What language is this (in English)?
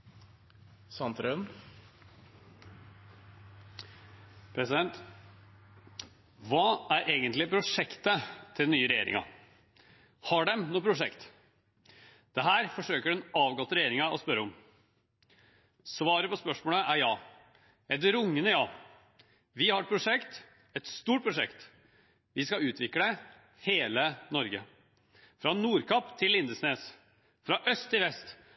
Norwegian Bokmål